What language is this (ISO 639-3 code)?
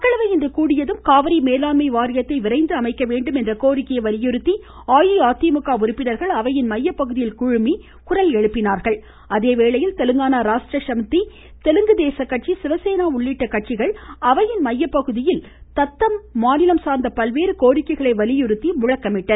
tam